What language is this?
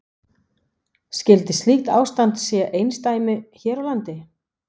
Icelandic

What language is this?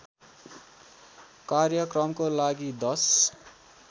Nepali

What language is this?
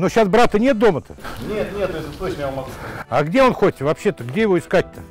Russian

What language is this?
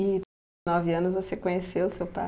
Portuguese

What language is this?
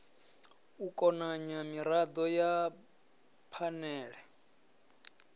Venda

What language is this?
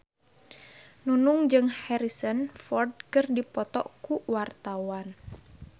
Sundanese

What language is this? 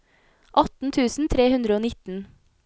Norwegian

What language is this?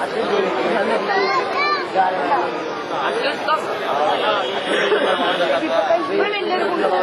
Czech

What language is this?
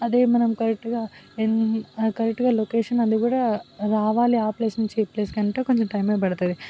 Telugu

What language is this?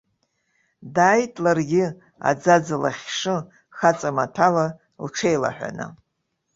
Abkhazian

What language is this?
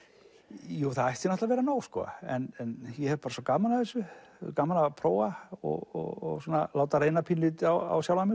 Icelandic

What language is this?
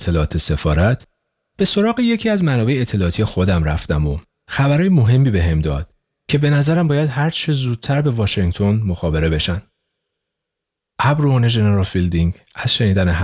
Persian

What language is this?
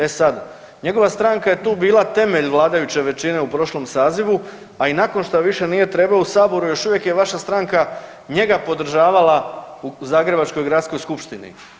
Croatian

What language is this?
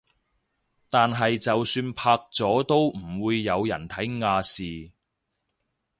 Cantonese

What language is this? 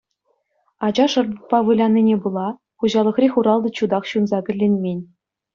Chuvash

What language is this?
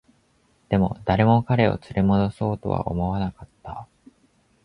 Japanese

